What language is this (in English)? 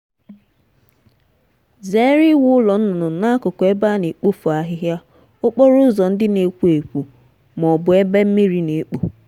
Igbo